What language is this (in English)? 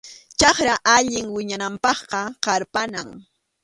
Arequipa-La Unión Quechua